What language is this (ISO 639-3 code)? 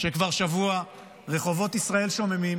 heb